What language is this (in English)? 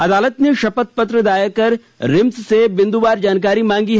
Hindi